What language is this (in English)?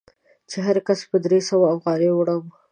Pashto